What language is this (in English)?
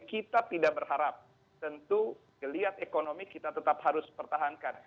Indonesian